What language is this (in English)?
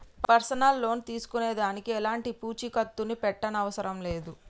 Telugu